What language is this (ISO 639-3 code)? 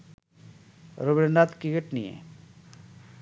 ben